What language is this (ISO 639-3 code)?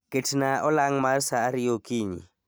luo